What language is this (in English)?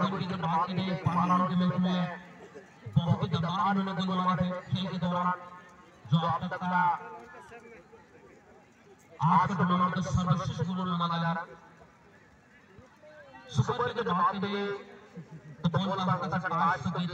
Indonesian